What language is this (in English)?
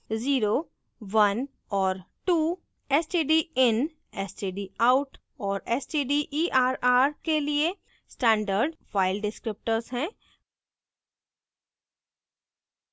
Hindi